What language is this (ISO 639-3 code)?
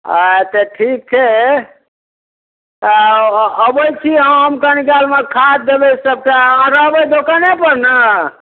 mai